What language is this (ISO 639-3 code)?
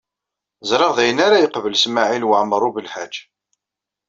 kab